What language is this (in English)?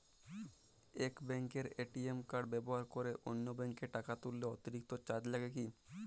Bangla